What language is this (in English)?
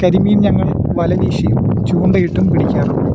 Malayalam